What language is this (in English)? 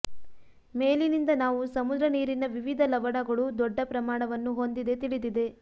Kannada